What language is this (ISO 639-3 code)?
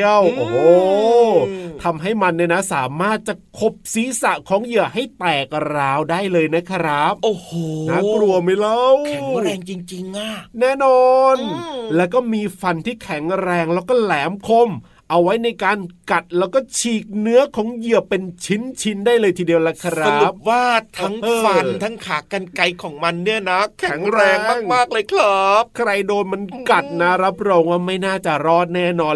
tha